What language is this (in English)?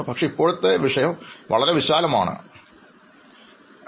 Malayalam